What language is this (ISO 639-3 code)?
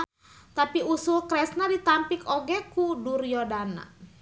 sun